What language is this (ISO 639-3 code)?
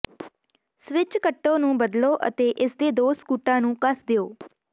pan